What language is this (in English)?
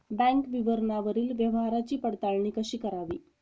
Marathi